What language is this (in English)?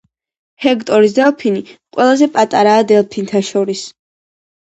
Georgian